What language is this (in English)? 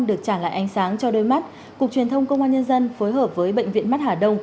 Vietnamese